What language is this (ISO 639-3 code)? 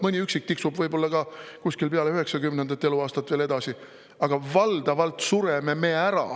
est